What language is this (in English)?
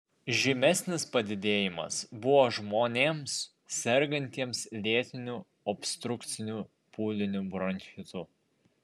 Lithuanian